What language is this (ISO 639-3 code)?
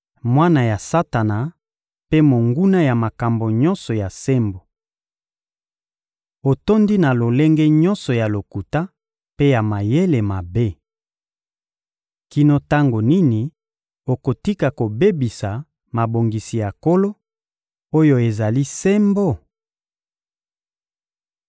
lin